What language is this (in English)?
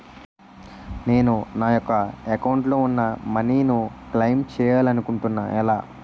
Telugu